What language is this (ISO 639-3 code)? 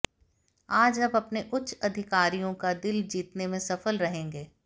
hin